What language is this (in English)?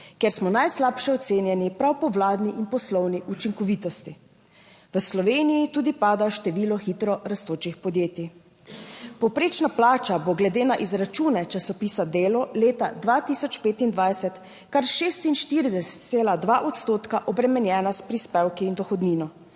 Slovenian